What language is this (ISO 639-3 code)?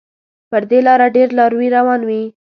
pus